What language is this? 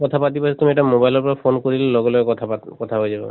Assamese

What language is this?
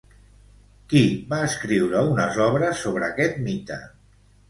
Catalan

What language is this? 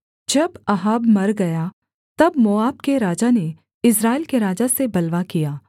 Hindi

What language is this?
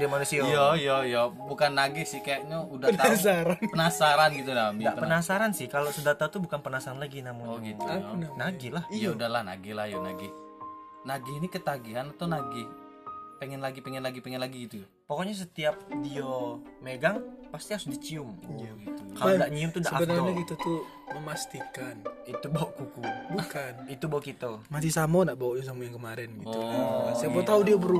Indonesian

